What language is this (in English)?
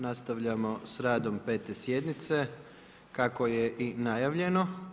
Croatian